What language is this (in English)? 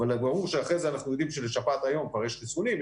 Hebrew